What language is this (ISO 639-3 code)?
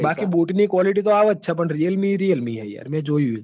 guj